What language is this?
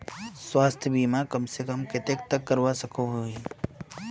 Magahi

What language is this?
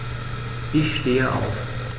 German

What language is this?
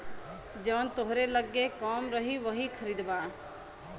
Bhojpuri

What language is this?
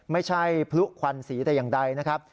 Thai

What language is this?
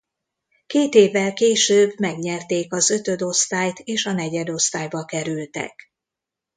Hungarian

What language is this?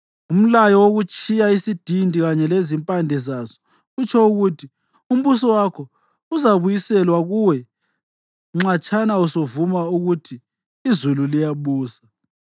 North Ndebele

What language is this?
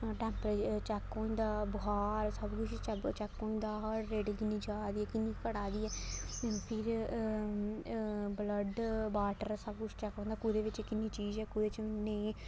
Dogri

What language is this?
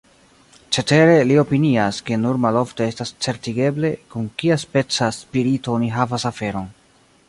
Esperanto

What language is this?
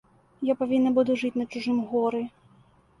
Belarusian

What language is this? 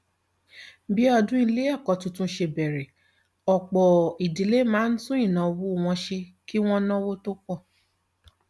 Yoruba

